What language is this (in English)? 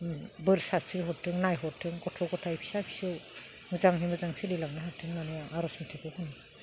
Bodo